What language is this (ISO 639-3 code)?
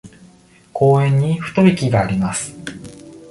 jpn